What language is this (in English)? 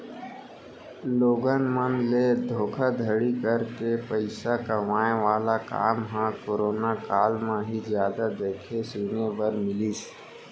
Chhattisgarhi